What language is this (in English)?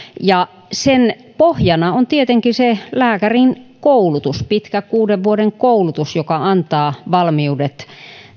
Finnish